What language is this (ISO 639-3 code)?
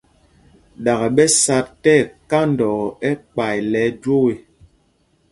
mgg